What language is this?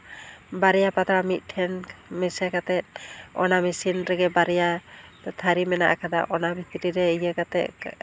Santali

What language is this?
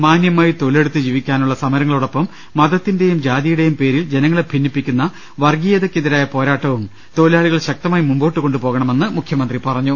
Malayalam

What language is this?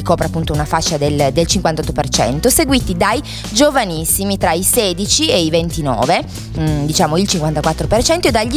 Italian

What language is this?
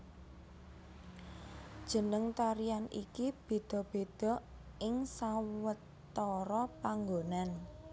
Javanese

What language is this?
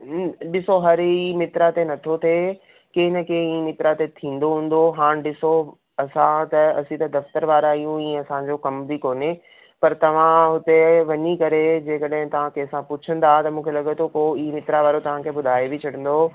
Sindhi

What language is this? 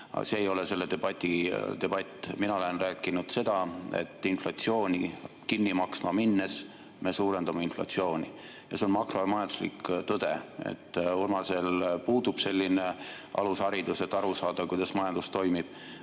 Estonian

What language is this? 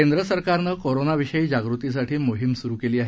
Marathi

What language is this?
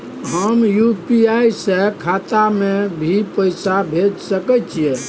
Maithili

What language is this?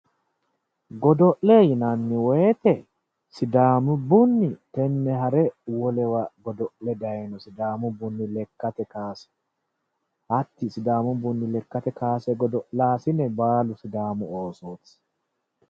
Sidamo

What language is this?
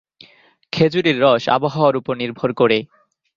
Bangla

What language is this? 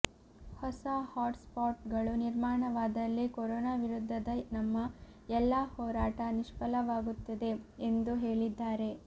Kannada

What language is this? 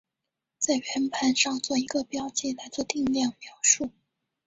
Chinese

